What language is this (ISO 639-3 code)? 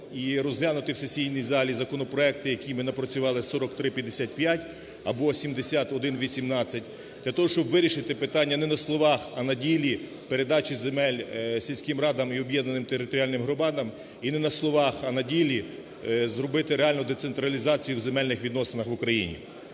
ukr